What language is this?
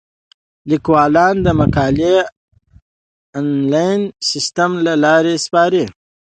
Pashto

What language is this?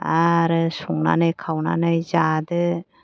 Bodo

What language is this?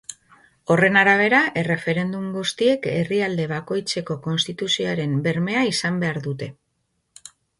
Basque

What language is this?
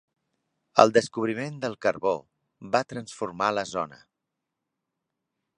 Catalan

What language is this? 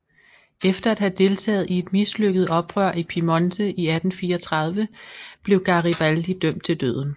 Danish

